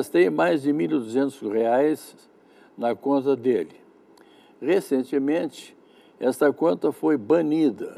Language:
Portuguese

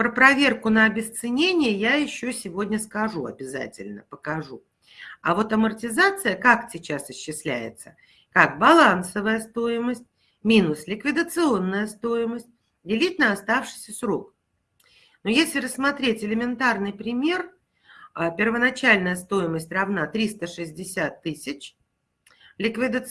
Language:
Russian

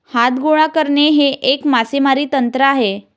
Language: Marathi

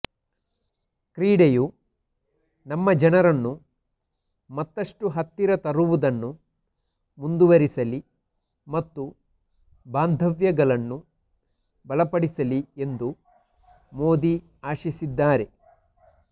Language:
Kannada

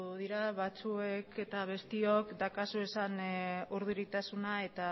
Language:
Basque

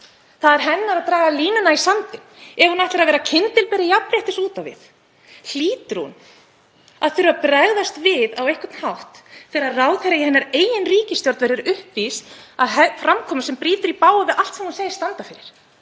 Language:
Icelandic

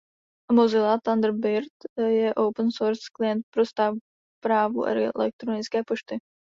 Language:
Czech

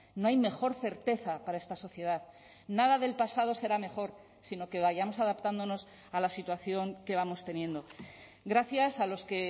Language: Spanish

